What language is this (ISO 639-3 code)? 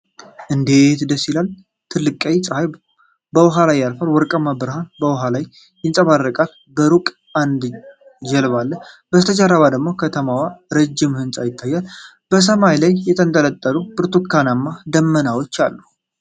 amh